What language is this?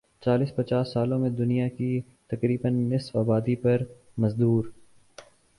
Urdu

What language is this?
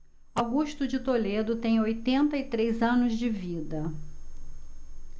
Portuguese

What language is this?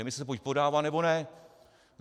Czech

